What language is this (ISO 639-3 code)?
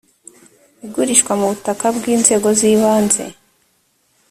kin